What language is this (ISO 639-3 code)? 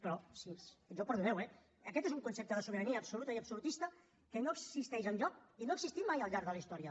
cat